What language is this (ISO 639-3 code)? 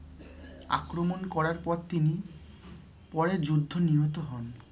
ben